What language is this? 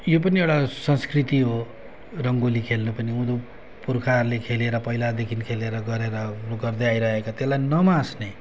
Nepali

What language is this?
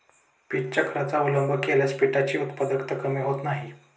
Marathi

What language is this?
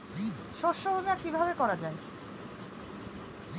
Bangla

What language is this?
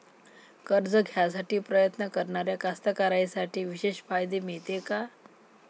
Marathi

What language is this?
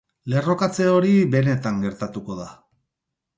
Basque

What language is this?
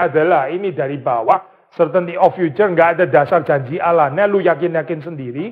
Indonesian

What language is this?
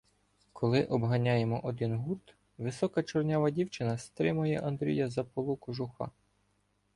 Ukrainian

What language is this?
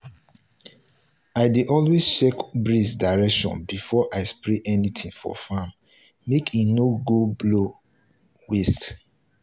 Nigerian Pidgin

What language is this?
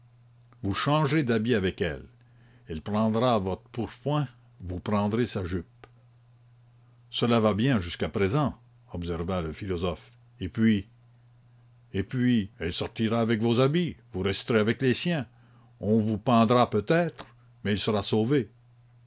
French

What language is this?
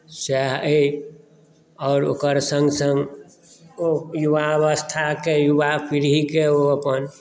Maithili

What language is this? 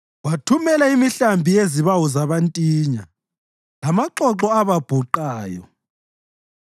North Ndebele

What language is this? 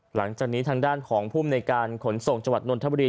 Thai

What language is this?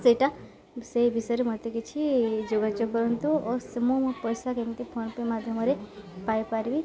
Odia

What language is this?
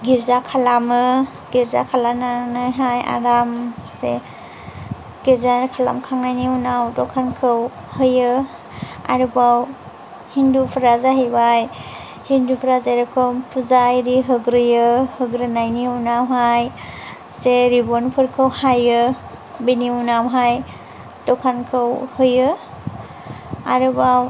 Bodo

